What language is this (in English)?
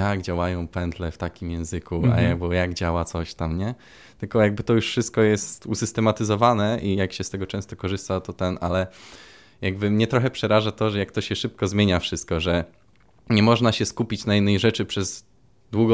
Polish